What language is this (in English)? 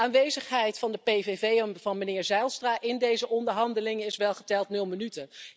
Dutch